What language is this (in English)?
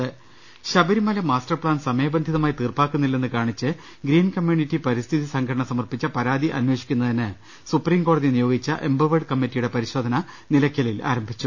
Malayalam